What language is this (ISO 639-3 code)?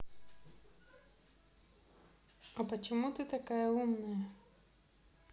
rus